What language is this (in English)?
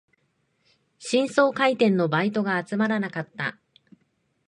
Japanese